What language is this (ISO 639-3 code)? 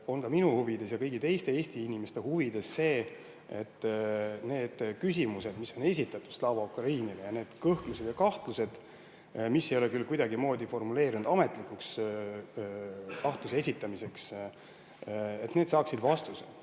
est